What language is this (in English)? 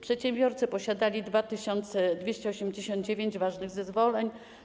Polish